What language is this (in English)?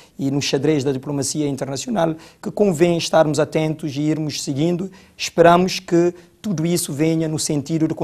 Portuguese